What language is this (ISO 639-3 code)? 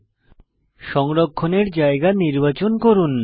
ben